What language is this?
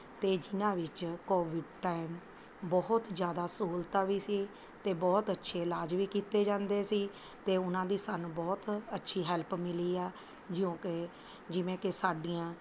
Punjabi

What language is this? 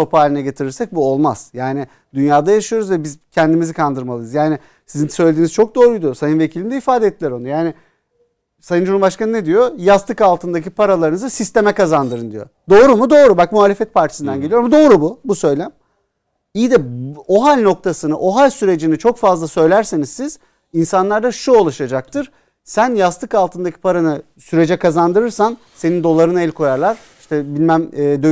Turkish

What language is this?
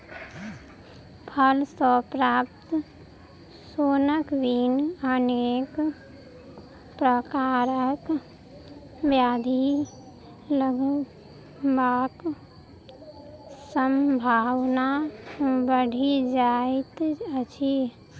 Maithili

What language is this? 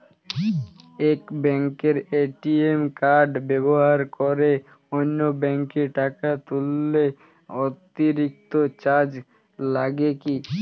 Bangla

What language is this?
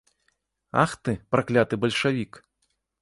Belarusian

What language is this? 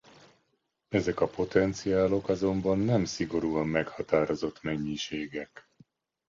Hungarian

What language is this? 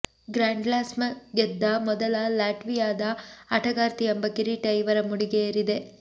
Kannada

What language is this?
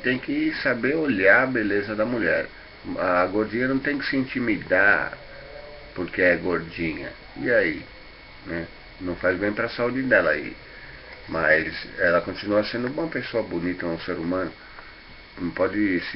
Portuguese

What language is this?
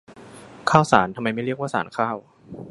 Thai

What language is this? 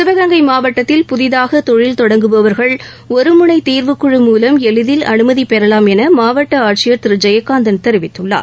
Tamil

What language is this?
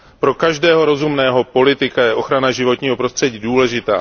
Czech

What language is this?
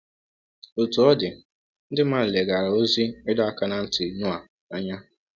Igbo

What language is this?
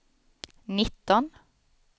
Swedish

